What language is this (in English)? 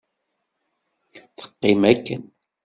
Kabyle